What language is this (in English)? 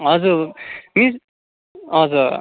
Nepali